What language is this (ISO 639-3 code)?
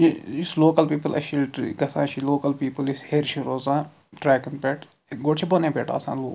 kas